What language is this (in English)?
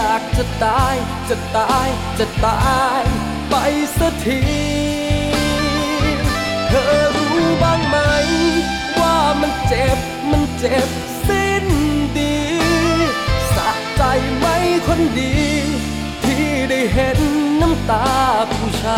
Thai